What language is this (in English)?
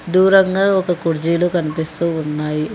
Telugu